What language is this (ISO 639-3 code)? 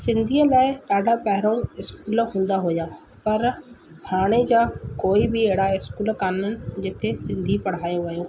snd